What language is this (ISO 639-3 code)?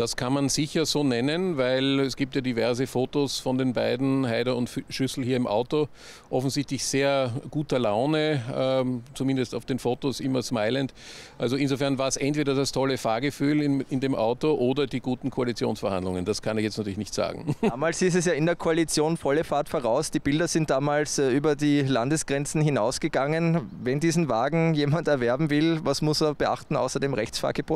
deu